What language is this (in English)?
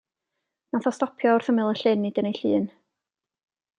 Welsh